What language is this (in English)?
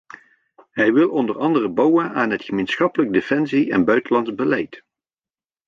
Dutch